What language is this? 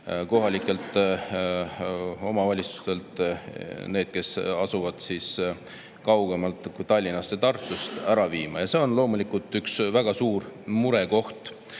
Estonian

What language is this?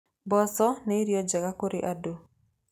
Kikuyu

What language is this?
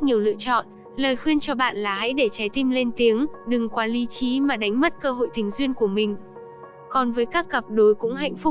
Vietnamese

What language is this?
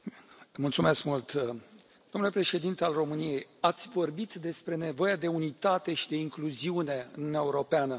Romanian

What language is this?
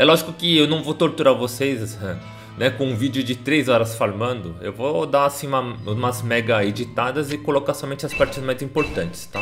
Portuguese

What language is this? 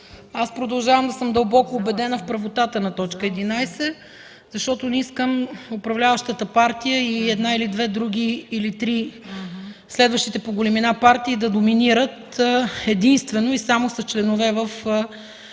Bulgarian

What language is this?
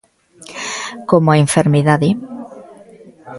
Galician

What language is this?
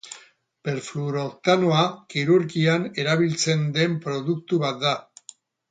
Basque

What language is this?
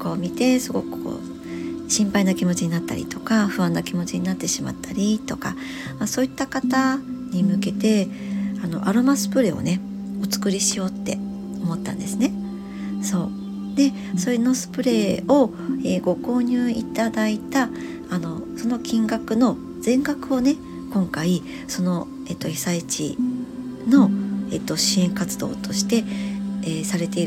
Japanese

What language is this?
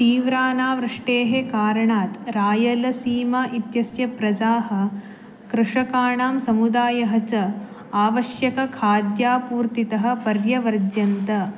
Sanskrit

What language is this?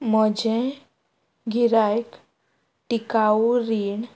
Konkani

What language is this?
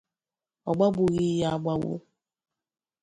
Igbo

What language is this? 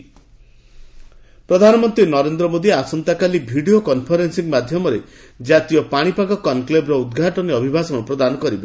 Odia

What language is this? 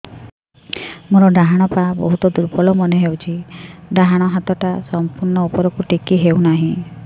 Odia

